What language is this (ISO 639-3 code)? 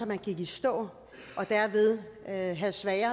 dan